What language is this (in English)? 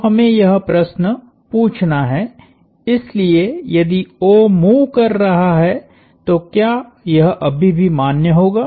Hindi